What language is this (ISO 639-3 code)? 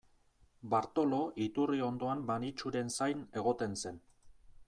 eus